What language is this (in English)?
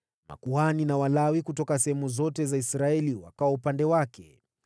Swahili